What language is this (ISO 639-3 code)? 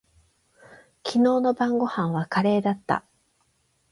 jpn